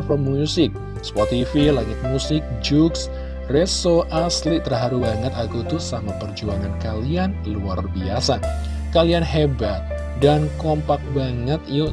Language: Indonesian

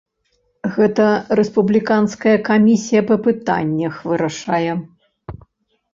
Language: Belarusian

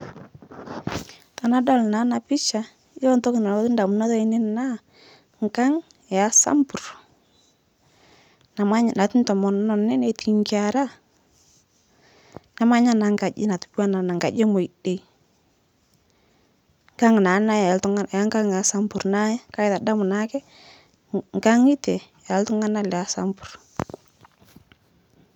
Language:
Masai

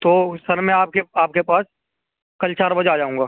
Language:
Urdu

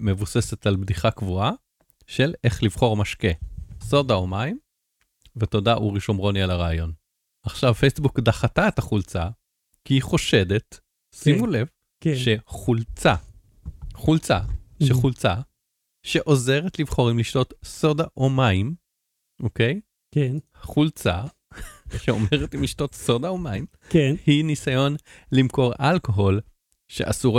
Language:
Hebrew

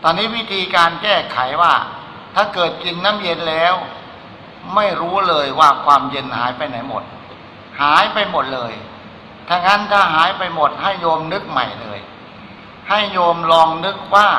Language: Thai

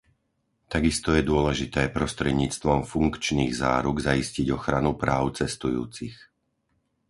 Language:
Slovak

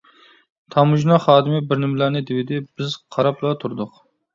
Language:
Uyghur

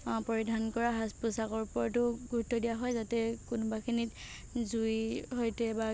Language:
Assamese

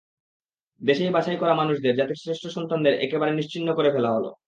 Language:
Bangla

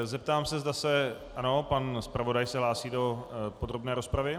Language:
Czech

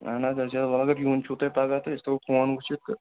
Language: Kashmiri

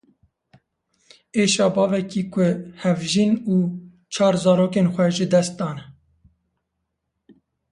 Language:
Kurdish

